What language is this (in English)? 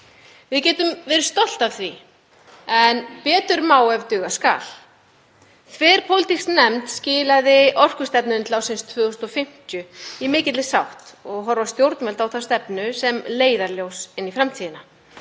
Icelandic